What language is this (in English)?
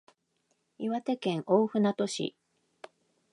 Japanese